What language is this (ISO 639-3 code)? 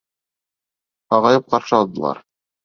bak